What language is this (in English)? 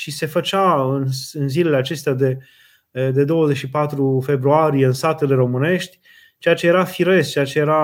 Romanian